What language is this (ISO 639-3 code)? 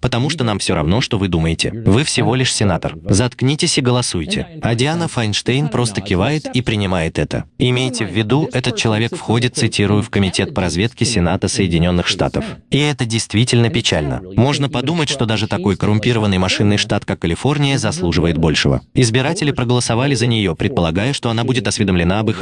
rus